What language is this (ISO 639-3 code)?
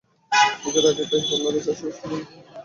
ben